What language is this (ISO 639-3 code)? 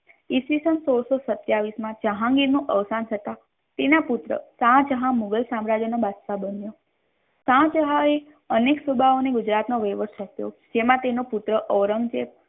guj